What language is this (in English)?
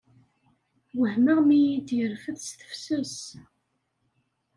Kabyle